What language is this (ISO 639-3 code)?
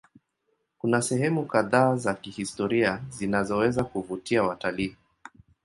swa